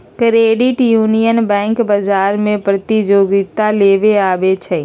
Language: Magahi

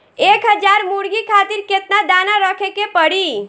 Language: Bhojpuri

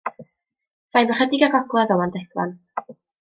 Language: Welsh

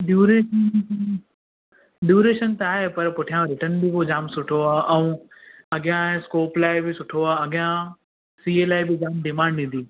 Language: Sindhi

